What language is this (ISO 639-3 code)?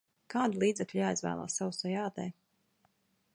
lav